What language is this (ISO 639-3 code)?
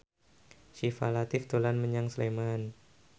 jav